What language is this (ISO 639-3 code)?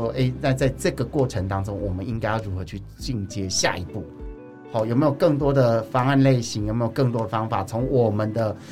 zho